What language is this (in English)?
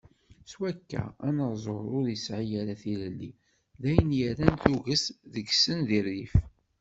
Kabyle